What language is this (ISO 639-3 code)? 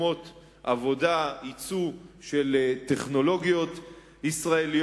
heb